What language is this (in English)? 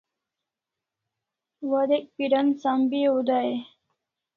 Kalasha